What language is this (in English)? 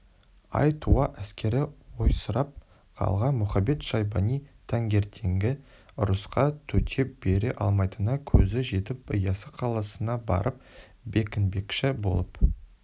Kazakh